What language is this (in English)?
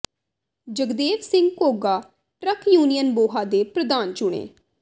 Punjabi